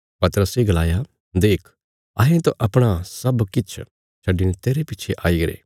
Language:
Bilaspuri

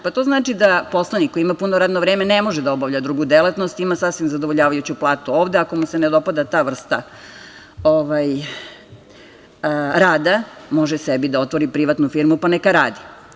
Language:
Serbian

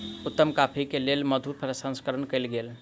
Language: Maithili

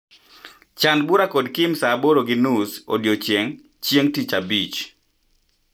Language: Luo (Kenya and Tanzania)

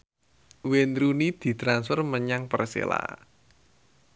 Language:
Javanese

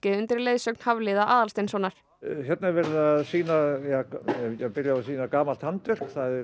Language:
Icelandic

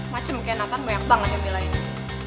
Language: Indonesian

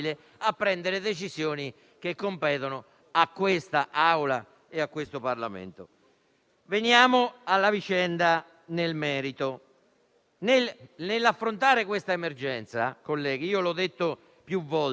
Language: Italian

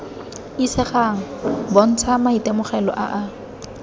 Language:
Tswana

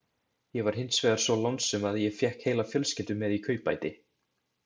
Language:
Icelandic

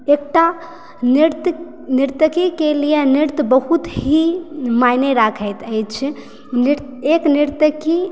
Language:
Maithili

